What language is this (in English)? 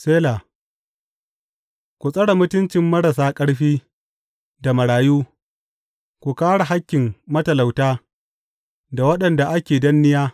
Hausa